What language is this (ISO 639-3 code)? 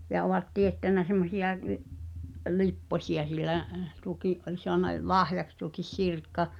fin